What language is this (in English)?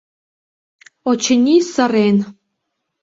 Mari